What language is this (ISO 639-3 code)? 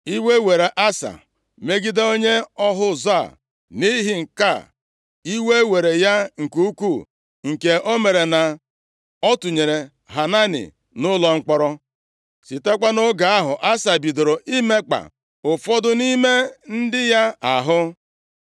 ibo